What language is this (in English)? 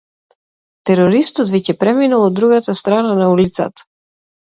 Macedonian